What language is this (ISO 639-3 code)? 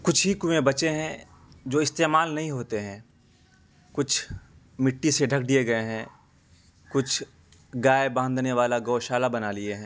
urd